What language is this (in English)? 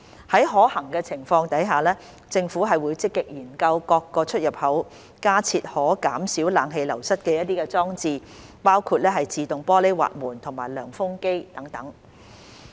Cantonese